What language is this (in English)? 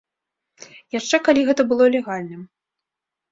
Belarusian